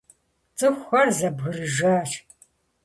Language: Kabardian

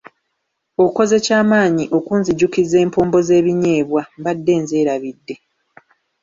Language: Ganda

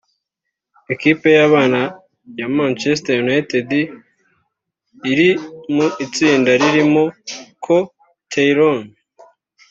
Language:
Kinyarwanda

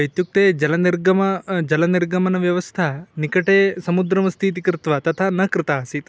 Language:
Sanskrit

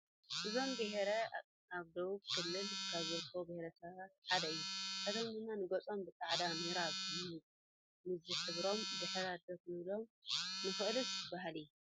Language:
Tigrinya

